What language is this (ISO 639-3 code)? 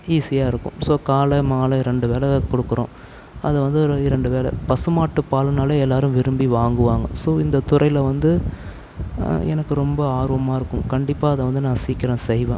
tam